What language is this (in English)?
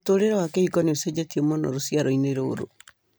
Kikuyu